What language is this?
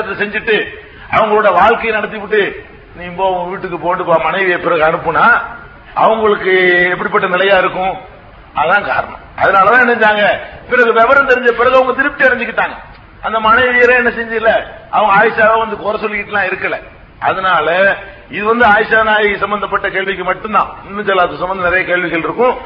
Tamil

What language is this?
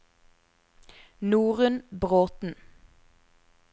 Norwegian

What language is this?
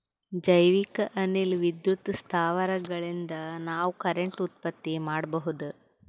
Kannada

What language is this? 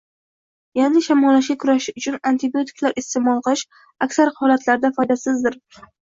Uzbek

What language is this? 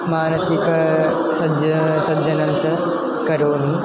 Sanskrit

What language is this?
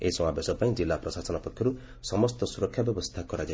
Odia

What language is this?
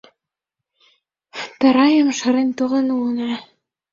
Mari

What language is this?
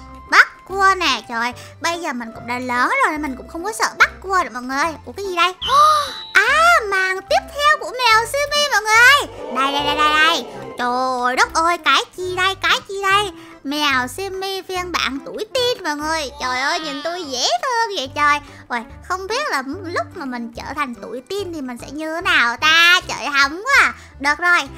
Vietnamese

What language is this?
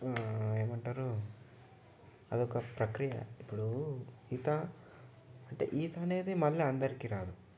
Telugu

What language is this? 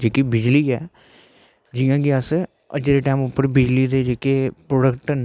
Dogri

